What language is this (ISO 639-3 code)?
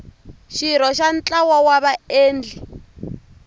tso